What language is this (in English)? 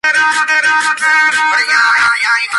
Spanish